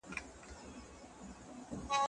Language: Pashto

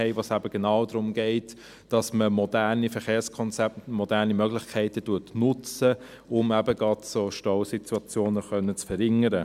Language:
Swiss German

